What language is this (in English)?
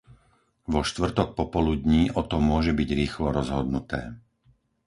Slovak